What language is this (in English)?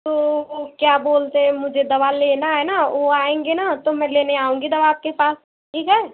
Hindi